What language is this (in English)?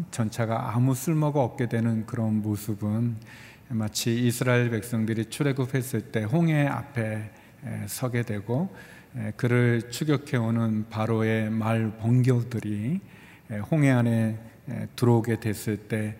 Korean